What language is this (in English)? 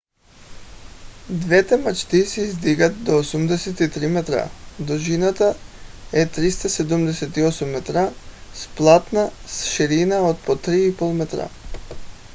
Bulgarian